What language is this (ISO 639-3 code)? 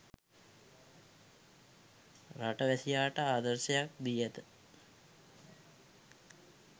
sin